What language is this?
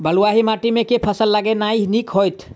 Maithili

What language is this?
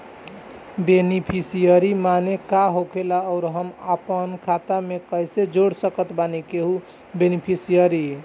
Bhojpuri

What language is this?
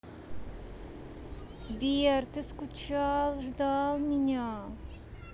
Russian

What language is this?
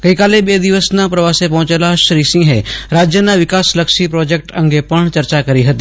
Gujarati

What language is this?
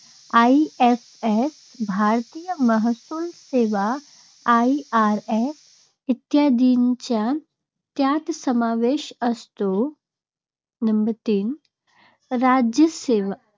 Marathi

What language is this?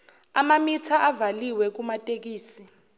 Zulu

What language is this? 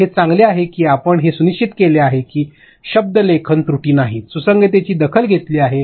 Marathi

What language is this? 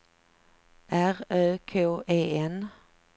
Swedish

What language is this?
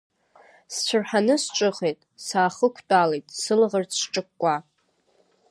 Abkhazian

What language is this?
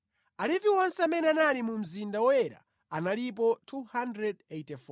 Nyanja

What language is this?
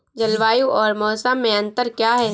Hindi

